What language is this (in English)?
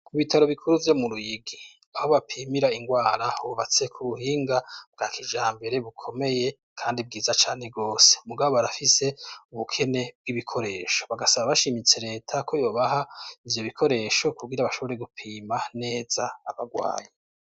Rundi